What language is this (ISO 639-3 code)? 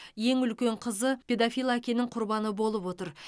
kaz